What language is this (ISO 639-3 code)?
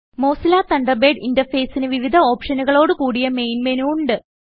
mal